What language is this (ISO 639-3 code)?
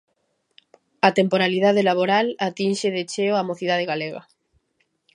glg